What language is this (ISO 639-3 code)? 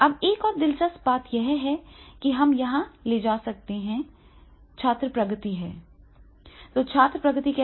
hin